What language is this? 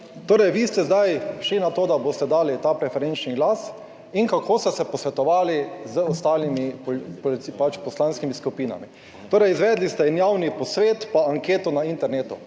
Slovenian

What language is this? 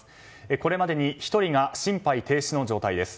Japanese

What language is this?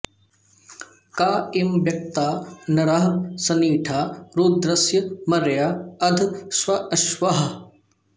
Sanskrit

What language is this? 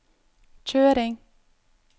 Norwegian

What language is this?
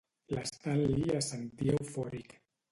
Catalan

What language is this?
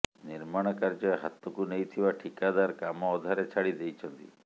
Odia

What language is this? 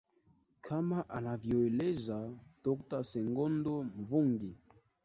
Swahili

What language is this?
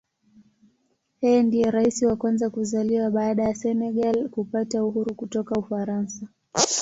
Swahili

